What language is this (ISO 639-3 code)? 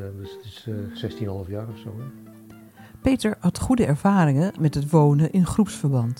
nld